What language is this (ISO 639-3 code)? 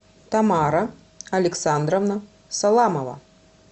rus